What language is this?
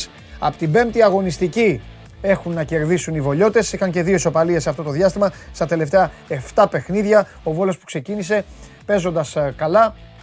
Greek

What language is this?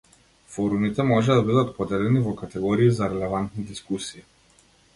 Macedonian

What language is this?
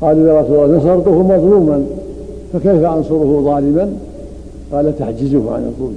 Arabic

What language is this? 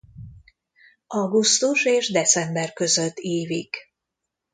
Hungarian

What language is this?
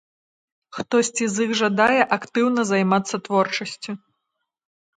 Belarusian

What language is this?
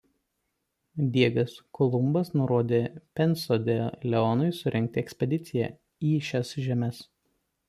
Lithuanian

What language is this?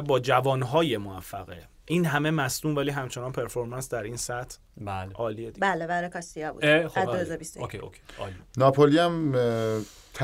Persian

